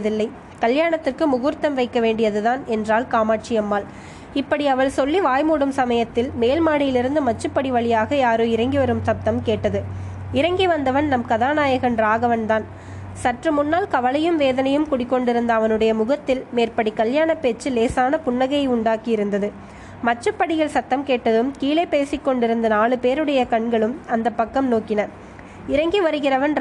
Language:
Tamil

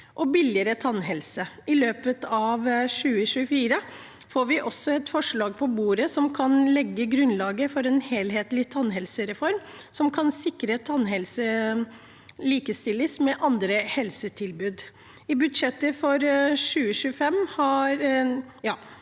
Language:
Norwegian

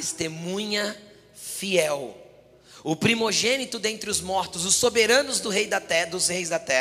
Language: Portuguese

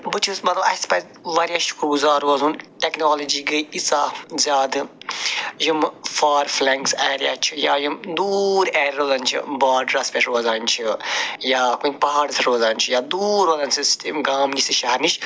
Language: Kashmiri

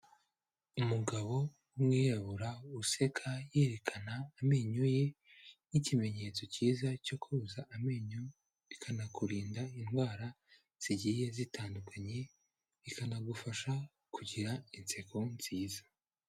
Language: Kinyarwanda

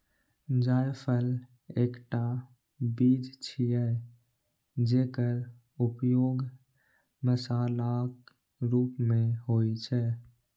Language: Maithili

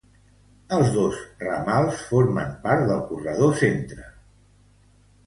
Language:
Catalan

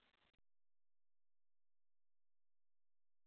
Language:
Kannada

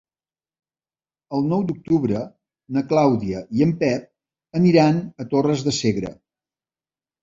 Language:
Catalan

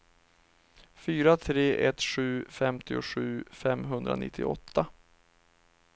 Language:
Swedish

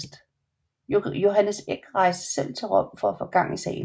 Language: Danish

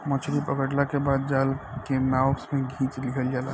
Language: Bhojpuri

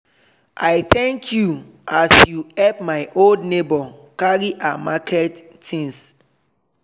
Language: Nigerian Pidgin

